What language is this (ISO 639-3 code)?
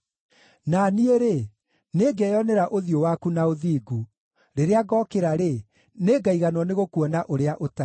kik